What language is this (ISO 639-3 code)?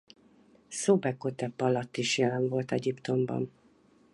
hun